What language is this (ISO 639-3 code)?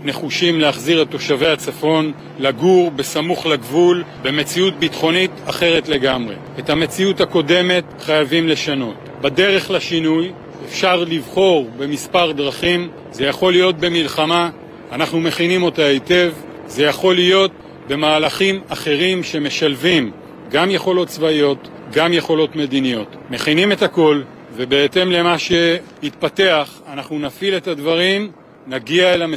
heb